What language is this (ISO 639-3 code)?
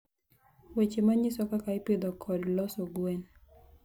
luo